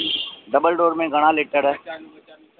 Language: Sindhi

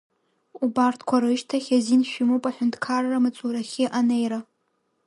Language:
Abkhazian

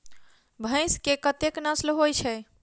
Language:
Maithili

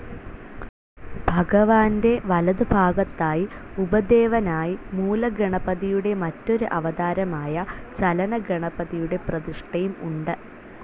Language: Malayalam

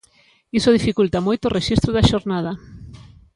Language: Galician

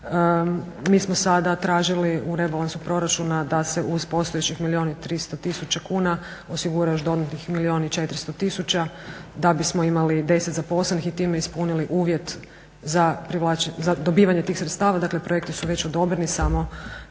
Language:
Croatian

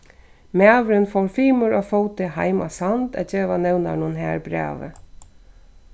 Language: Faroese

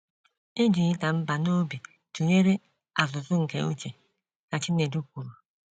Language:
Igbo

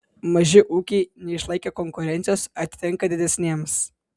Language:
Lithuanian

